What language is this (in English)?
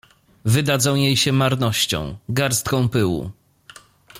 Polish